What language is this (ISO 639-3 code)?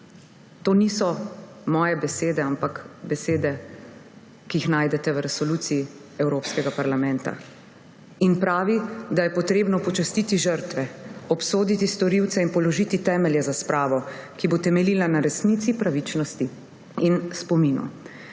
slv